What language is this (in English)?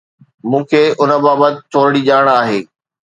Sindhi